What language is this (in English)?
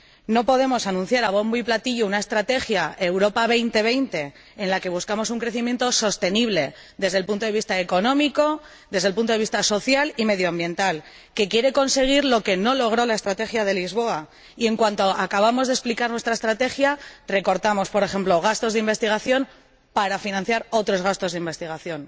Spanish